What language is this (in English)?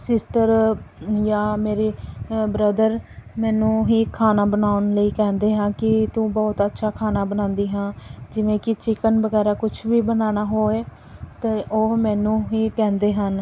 Punjabi